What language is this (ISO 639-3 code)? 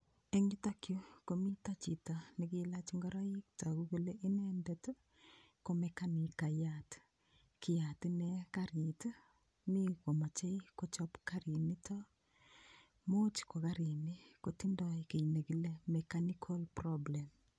kln